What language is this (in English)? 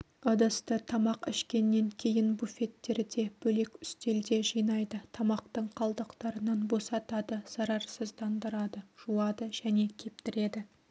Kazakh